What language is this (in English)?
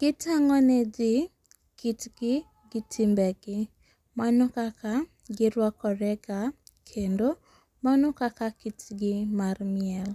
Luo (Kenya and Tanzania)